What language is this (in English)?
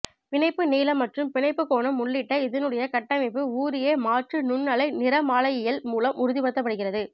Tamil